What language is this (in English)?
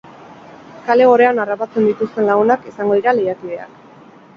Basque